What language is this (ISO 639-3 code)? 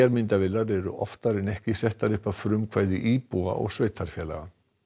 isl